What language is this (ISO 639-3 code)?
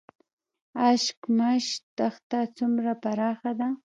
pus